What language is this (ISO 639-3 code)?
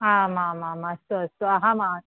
san